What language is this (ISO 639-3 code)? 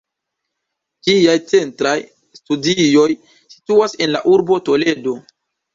epo